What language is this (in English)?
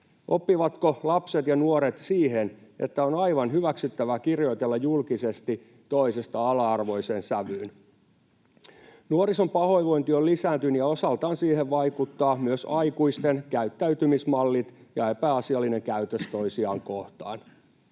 Finnish